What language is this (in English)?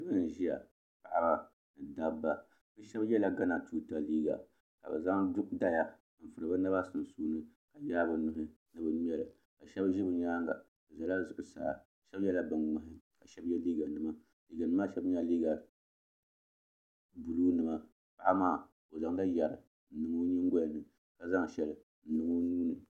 Dagbani